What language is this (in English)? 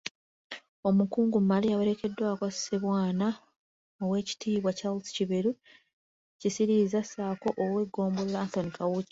Ganda